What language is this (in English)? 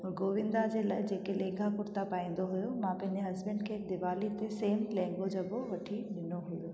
Sindhi